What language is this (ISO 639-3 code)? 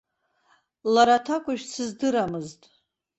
abk